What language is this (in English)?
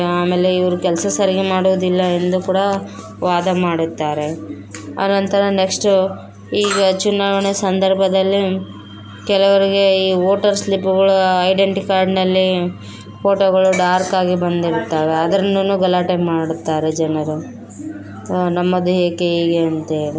Kannada